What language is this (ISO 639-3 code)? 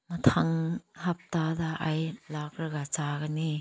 mni